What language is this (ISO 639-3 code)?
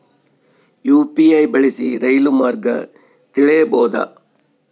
kan